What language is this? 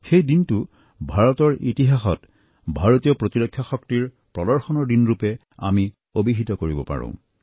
Assamese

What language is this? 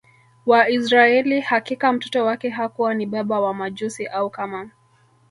Swahili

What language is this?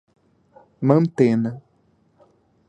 Portuguese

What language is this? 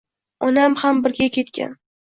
Uzbek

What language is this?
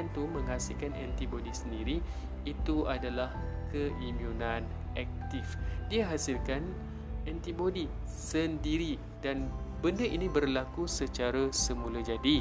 Malay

